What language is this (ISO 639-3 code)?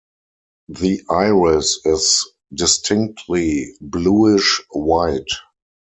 eng